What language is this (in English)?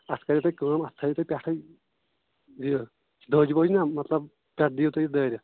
Kashmiri